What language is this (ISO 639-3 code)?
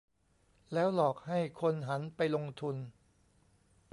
tha